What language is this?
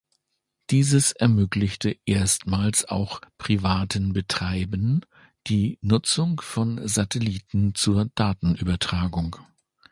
German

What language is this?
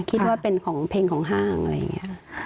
Thai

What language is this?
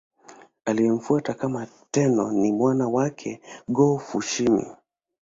Swahili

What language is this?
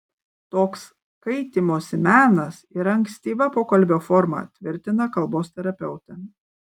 Lithuanian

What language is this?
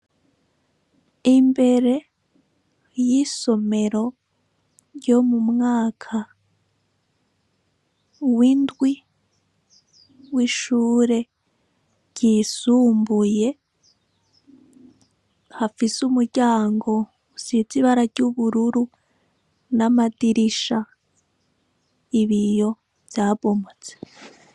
Rundi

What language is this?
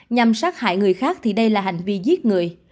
Vietnamese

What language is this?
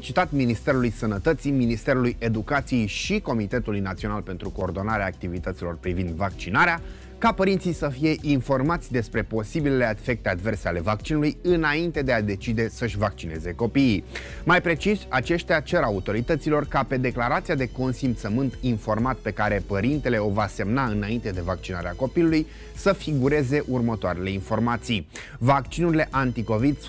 Romanian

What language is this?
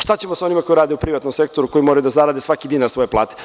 Serbian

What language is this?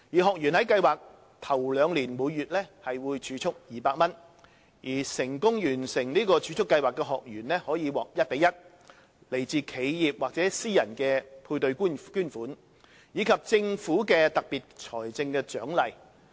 Cantonese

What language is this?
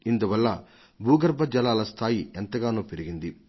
Telugu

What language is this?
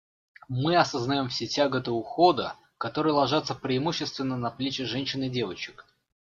Russian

